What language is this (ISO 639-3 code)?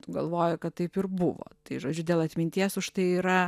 lit